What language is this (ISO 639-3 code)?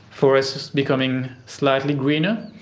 eng